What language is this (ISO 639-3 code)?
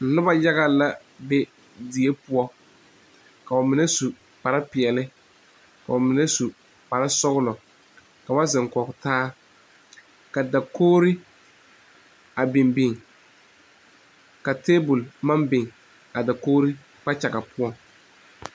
dga